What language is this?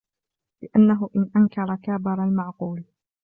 Arabic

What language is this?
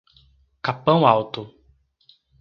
Portuguese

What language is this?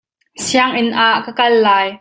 Hakha Chin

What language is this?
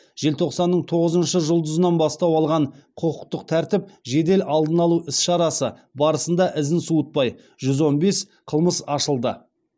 Kazakh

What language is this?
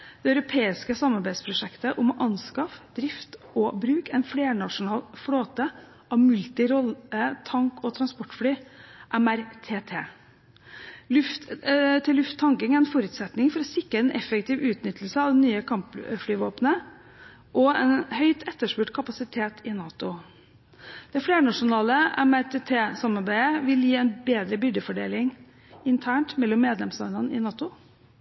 Norwegian Bokmål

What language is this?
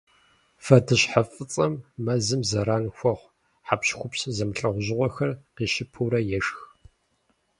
Kabardian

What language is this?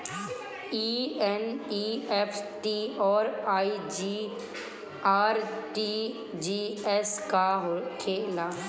Bhojpuri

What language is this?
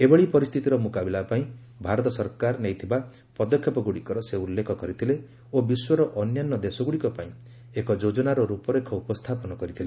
Odia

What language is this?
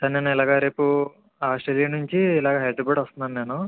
Telugu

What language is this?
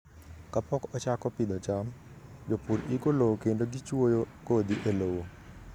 Luo (Kenya and Tanzania)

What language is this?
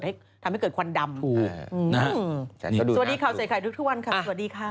Thai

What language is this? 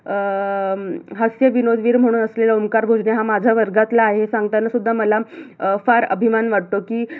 Marathi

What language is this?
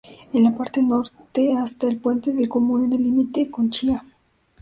Spanish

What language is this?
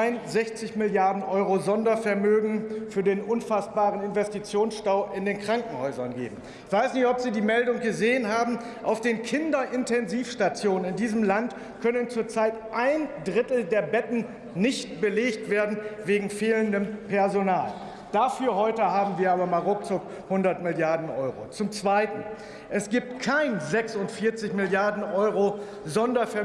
German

